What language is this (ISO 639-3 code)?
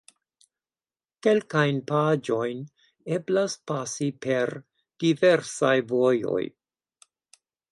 epo